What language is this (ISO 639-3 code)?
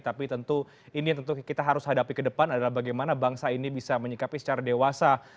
ind